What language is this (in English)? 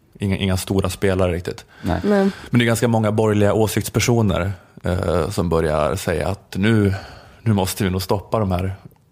Swedish